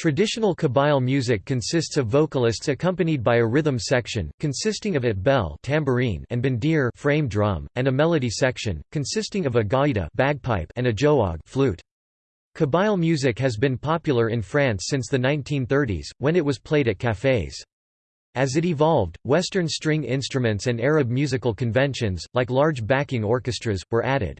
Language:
English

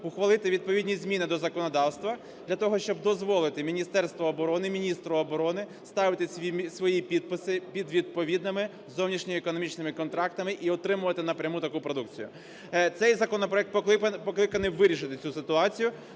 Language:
Ukrainian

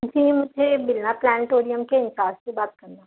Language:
Urdu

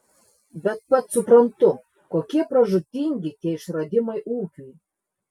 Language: Lithuanian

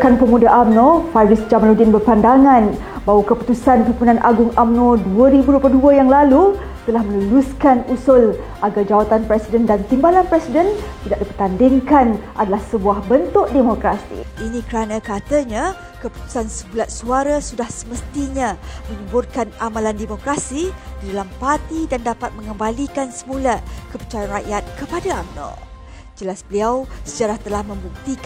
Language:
Malay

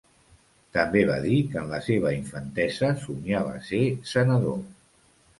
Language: Catalan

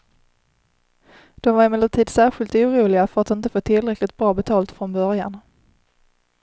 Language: Swedish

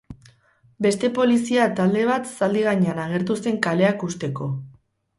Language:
Basque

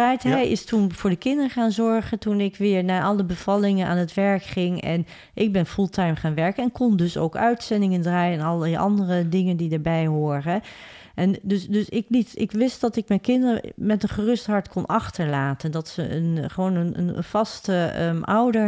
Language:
Dutch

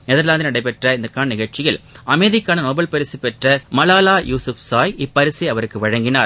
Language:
Tamil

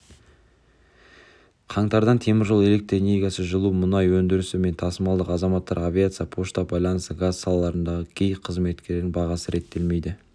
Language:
Kazakh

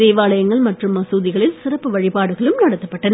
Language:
Tamil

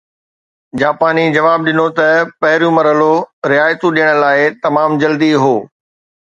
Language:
Sindhi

